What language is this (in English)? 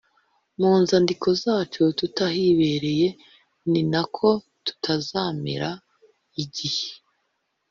Kinyarwanda